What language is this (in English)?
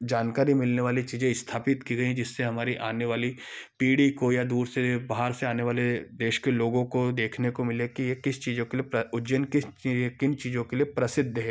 Hindi